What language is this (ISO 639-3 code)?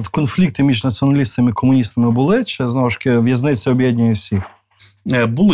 ukr